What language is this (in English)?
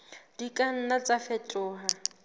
Southern Sotho